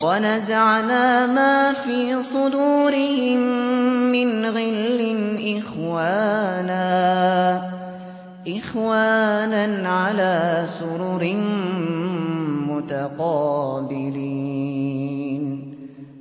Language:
Arabic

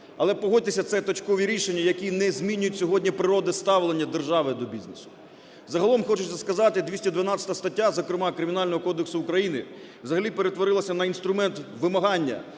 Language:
Ukrainian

